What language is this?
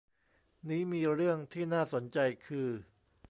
Thai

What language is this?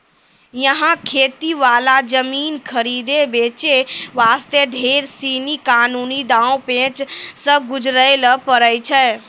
Maithili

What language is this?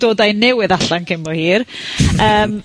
Welsh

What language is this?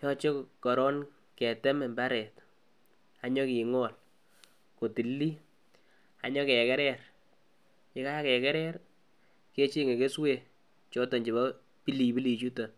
Kalenjin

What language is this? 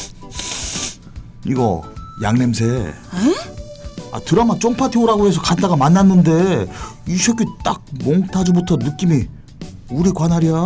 Korean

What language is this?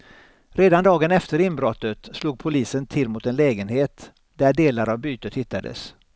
Swedish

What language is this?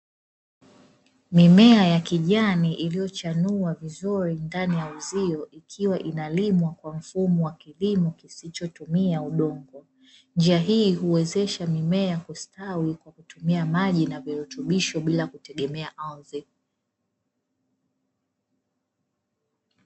Swahili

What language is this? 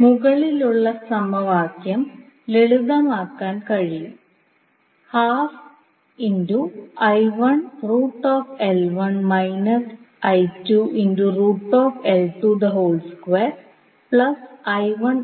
Malayalam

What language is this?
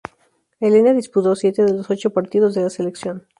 Spanish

